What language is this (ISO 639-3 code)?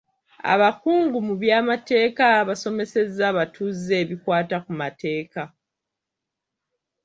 lug